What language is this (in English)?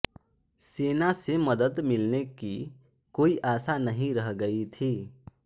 Hindi